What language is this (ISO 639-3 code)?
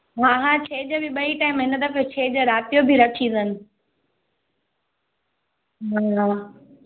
snd